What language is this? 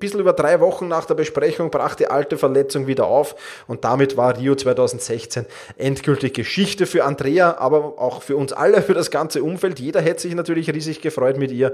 German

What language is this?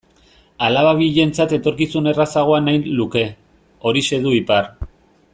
Basque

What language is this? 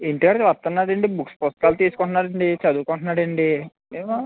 Telugu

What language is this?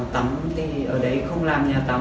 Vietnamese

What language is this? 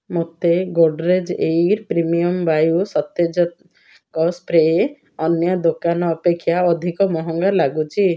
Odia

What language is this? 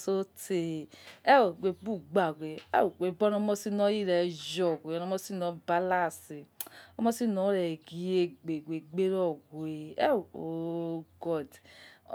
Yekhee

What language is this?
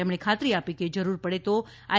Gujarati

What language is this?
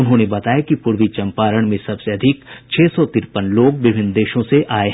Hindi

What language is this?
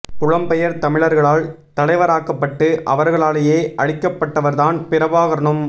Tamil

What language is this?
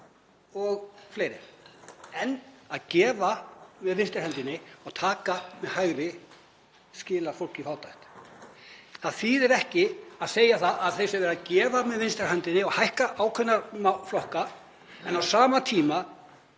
Icelandic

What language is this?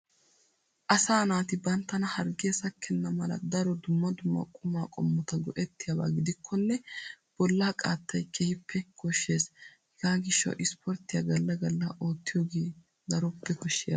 Wolaytta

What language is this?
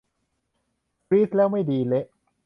Thai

